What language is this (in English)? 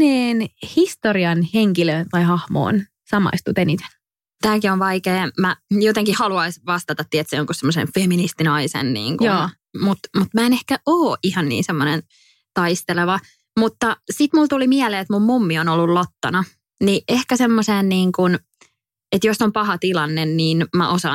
Finnish